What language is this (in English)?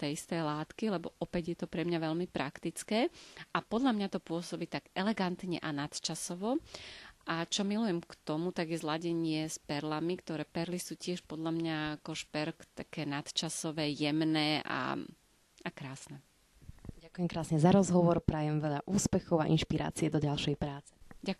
Slovak